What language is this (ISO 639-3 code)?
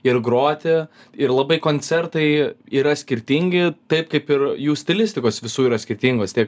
lit